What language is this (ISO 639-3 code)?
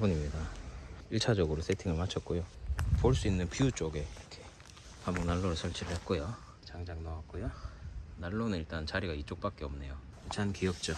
kor